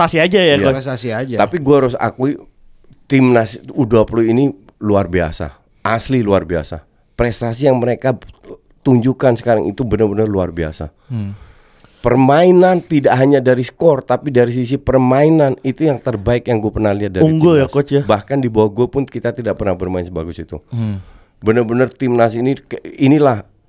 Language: Indonesian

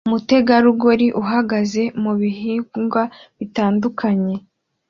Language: Kinyarwanda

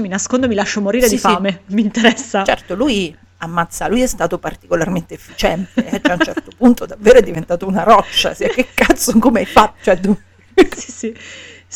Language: Italian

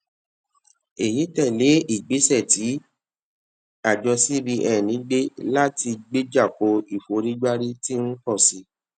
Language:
Yoruba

